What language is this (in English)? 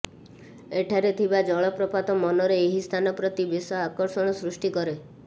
Odia